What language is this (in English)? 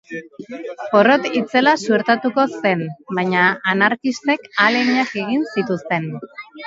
Basque